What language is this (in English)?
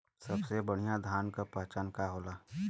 Bhojpuri